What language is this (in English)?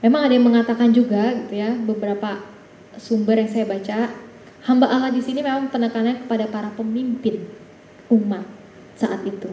Indonesian